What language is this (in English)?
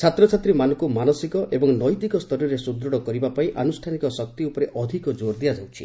Odia